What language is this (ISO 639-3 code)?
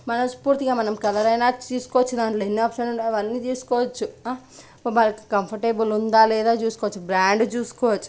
tel